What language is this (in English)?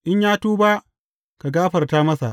Hausa